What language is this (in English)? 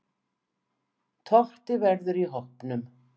Icelandic